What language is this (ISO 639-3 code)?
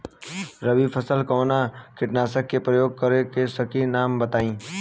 bho